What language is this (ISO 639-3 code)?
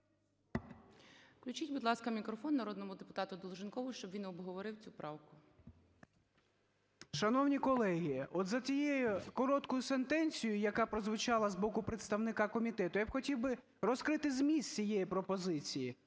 ukr